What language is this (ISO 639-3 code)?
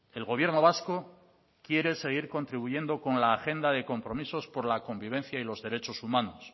spa